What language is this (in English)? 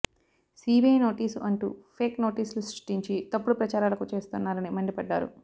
Telugu